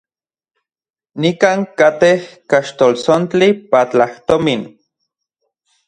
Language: Central Puebla Nahuatl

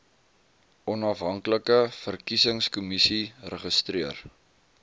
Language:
Afrikaans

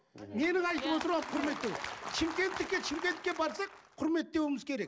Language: Kazakh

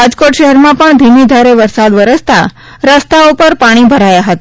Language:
Gujarati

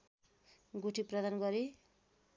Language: Nepali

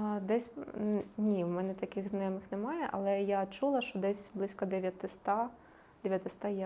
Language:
Ukrainian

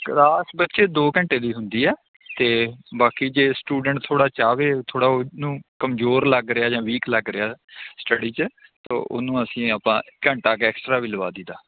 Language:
Punjabi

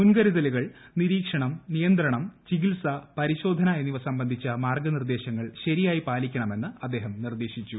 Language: Malayalam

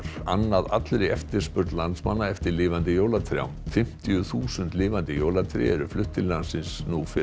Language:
Icelandic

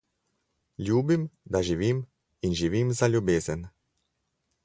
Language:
Slovenian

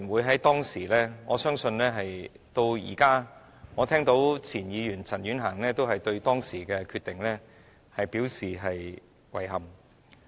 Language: Cantonese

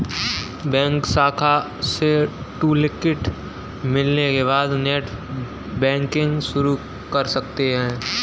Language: Hindi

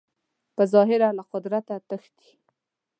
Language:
Pashto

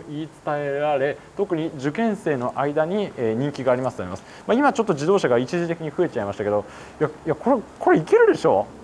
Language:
Japanese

